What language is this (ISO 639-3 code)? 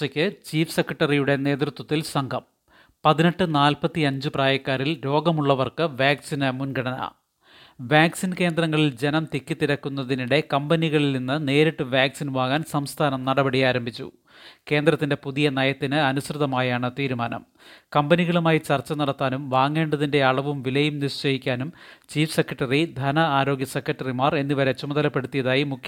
mal